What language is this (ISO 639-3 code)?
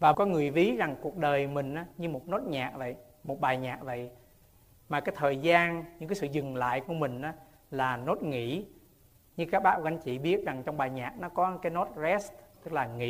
vie